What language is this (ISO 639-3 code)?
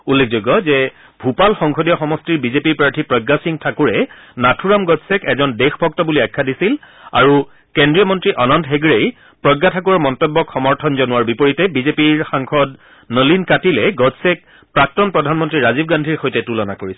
asm